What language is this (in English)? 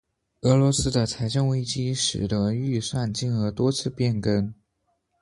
Chinese